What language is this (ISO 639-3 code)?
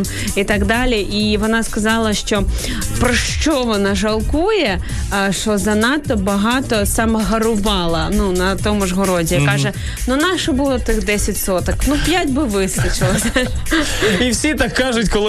ukr